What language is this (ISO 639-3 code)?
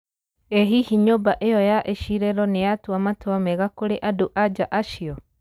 kik